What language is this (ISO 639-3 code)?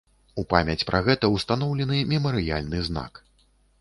bel